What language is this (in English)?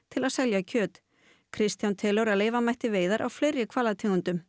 Icelandic